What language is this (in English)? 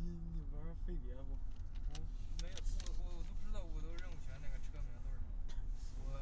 Chinese